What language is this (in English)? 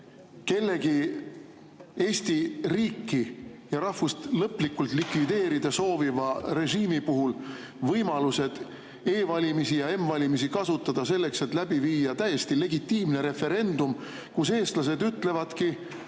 Estonian